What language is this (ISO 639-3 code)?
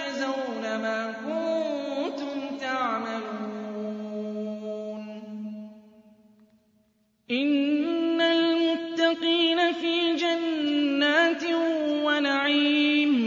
ara